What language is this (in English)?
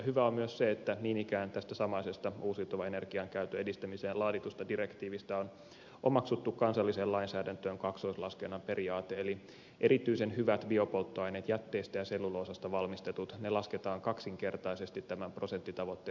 Finnish